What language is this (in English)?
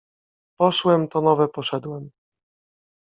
Polish